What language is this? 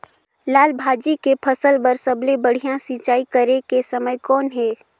Chhattisgarhi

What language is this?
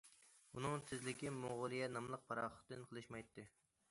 Uyghur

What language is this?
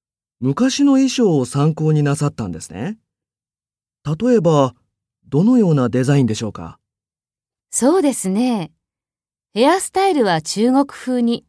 Japanese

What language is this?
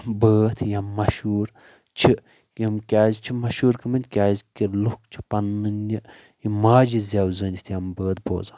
Kashmiri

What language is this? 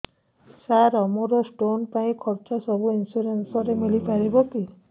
Odia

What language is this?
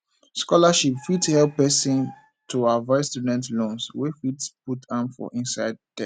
Nigerian Pidgin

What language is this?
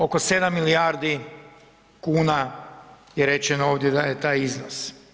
Croatian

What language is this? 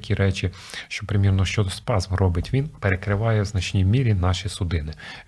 Ukrainian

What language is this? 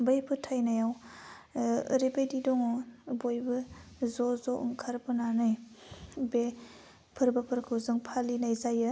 Bodo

